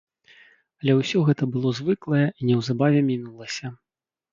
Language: Belarusian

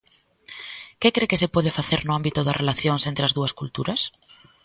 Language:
Galician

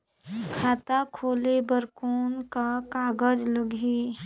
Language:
Chhattisgarhi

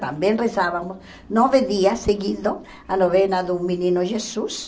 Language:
Portuguese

